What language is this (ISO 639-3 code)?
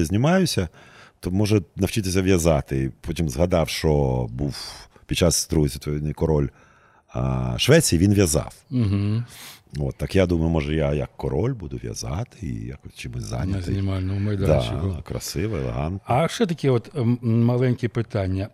ukr